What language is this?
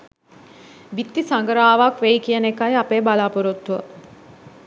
Sinhala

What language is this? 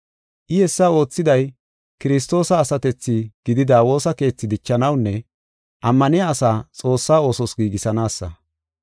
Gofa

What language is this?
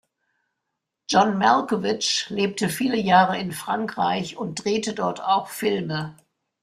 German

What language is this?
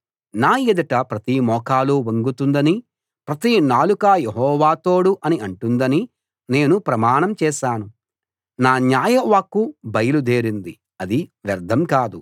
Telugu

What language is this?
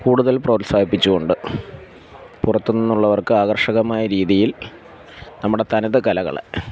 Malayalam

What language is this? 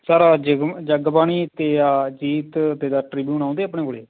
Punjabi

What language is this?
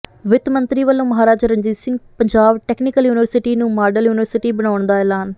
Punjabi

